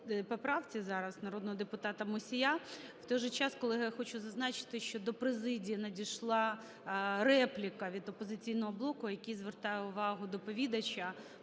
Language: Ukrainian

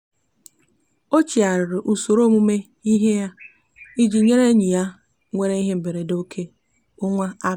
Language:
Igbo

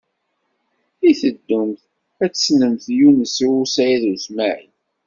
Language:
Kabyle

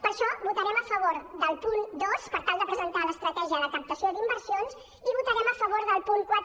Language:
Catalan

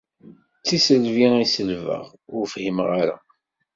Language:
Kabyle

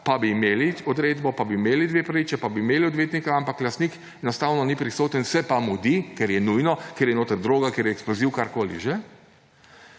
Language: Slovenian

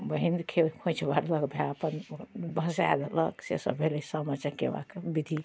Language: Maithili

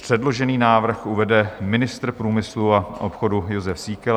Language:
Czech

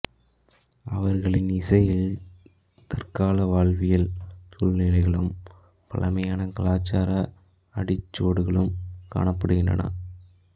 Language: Tamil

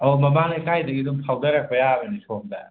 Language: Manipuri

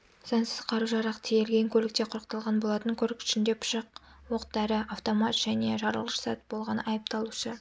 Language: Kazakh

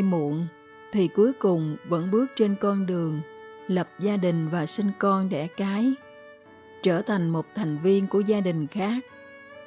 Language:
Vietnamese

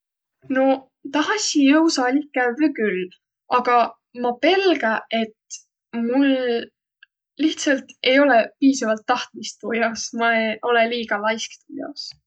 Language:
Võro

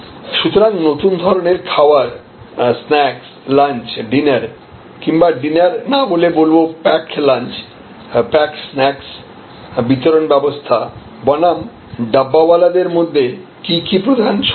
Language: Bangla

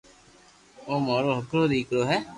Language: Loarki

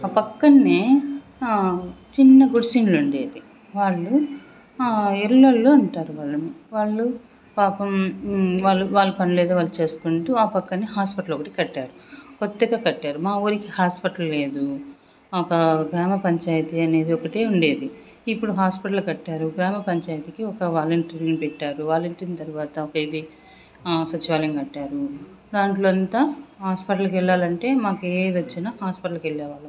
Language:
Telugu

